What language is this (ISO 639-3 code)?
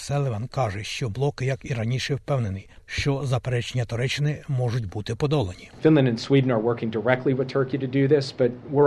ukr